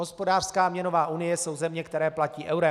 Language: Czech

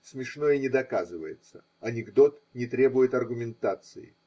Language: Russian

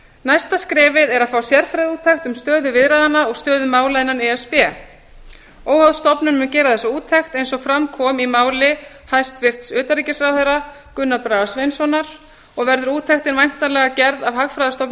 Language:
Icelandic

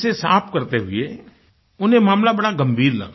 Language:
Hindi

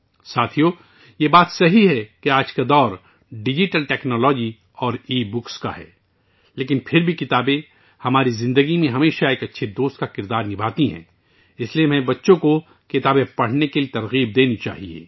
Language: Urdu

